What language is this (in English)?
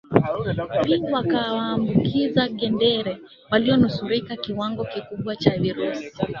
Swahili